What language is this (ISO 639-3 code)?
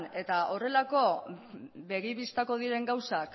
eus